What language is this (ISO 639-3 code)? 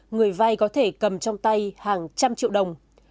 vie